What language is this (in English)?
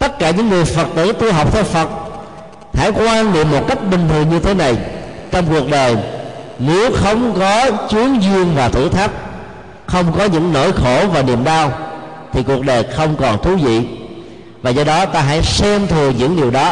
Vietnamese